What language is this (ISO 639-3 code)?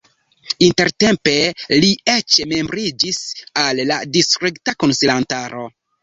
epo